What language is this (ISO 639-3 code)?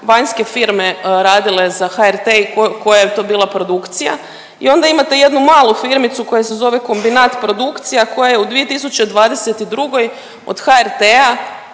hrv